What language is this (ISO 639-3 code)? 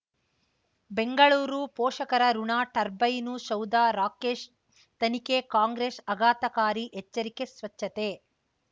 kan